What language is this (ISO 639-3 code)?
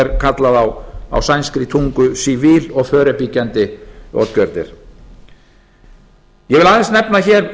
isl